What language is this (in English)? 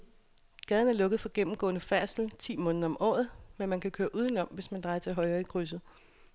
Danish